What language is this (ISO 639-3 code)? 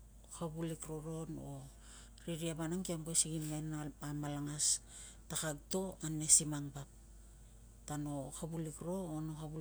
lcm